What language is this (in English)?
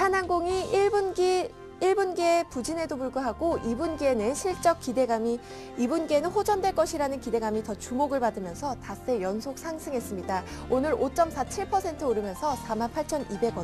Korean